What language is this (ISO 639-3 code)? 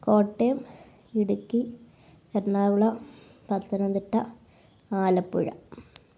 mal